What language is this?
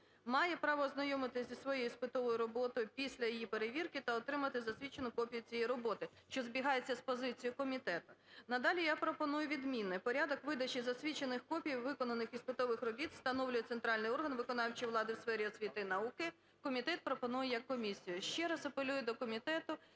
Ukrainian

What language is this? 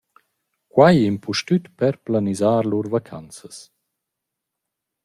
Romansh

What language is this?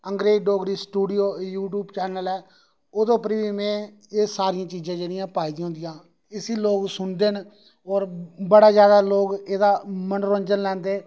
Dogri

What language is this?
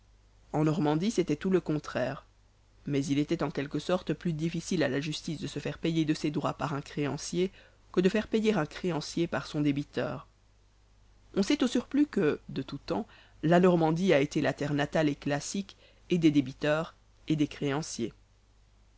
French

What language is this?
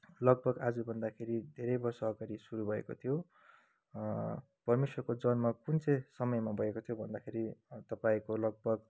Nepali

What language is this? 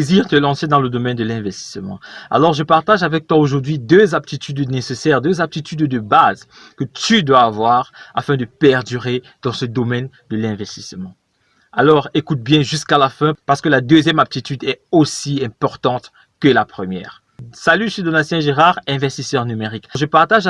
French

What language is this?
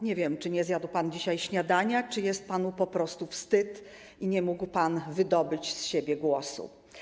Polish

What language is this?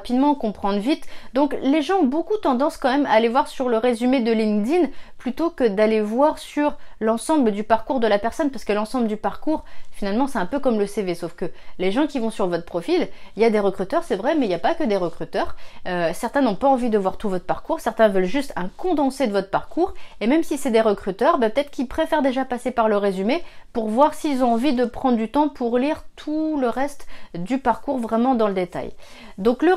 French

